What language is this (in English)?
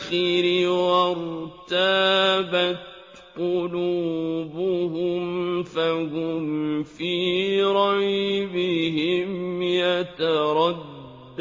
Arabic